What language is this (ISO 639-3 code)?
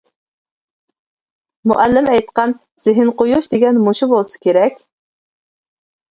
uig